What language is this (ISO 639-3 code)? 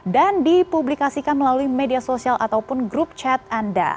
ind